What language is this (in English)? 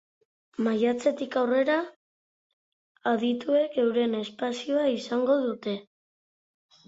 Basque